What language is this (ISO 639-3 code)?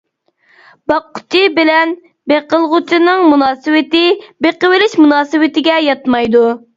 uig